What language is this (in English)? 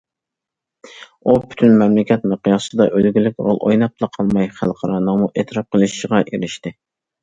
Uyghur